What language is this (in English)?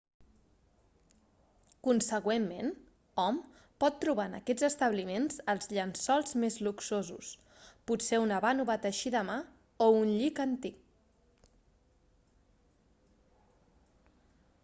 Catalan